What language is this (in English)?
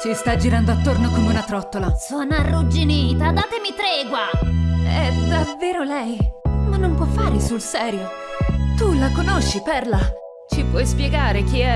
Italian